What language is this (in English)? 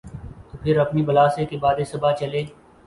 Urdu